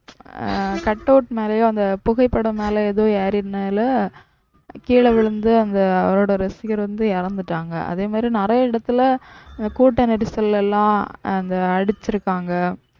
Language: Tamil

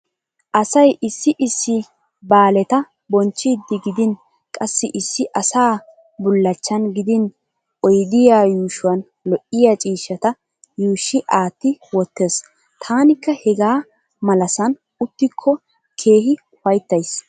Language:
Wolaytta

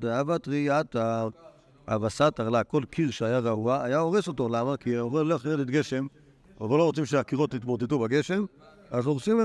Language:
Hebrew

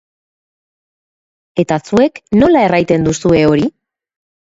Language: Basque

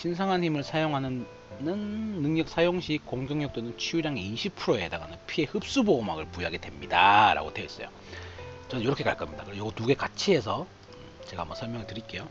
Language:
Korean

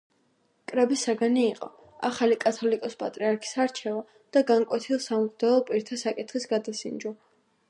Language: Georgian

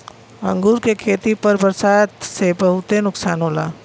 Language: Bhojpuri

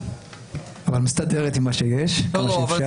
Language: Hebrew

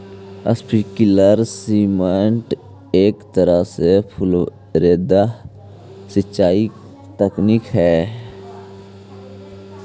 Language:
Magahi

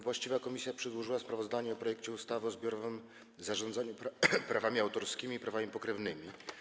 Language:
Polish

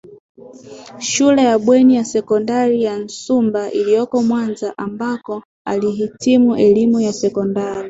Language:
Swahili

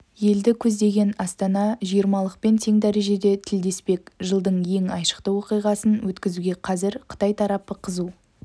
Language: Kazakh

